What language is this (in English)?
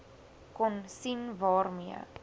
Afrikaans